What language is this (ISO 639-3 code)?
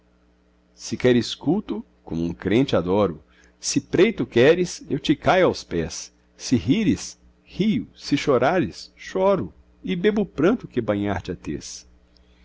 por